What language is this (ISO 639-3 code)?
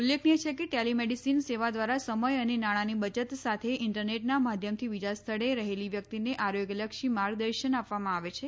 guj